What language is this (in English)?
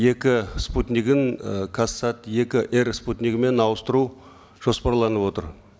Kazakh